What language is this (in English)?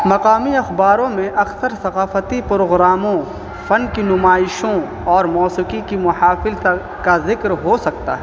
Urdu